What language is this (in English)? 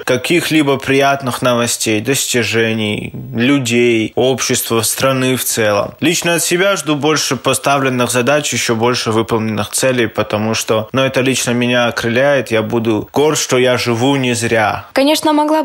Russian